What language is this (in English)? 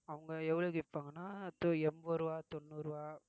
Tamil